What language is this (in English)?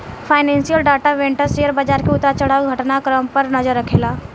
Bhojpuri